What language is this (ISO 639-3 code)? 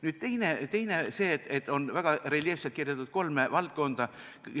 est